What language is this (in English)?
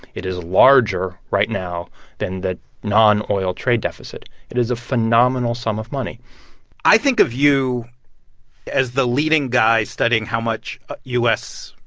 English